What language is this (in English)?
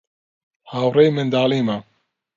Central Kurdish